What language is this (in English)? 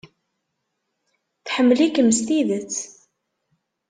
Kabyle